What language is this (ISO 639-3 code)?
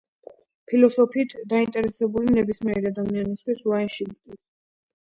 kat